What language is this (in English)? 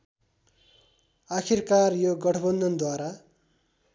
Nepali